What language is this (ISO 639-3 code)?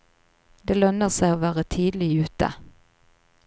nor